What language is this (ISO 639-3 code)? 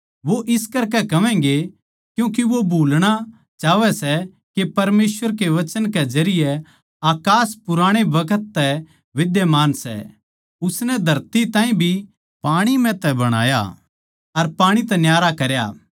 bgc